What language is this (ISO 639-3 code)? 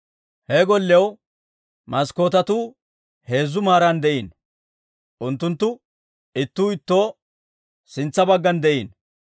dwr